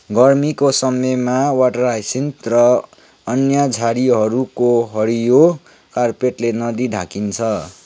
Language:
Nepali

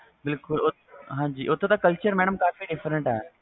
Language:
Punjabi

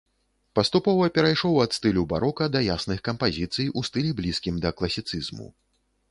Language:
Belarusian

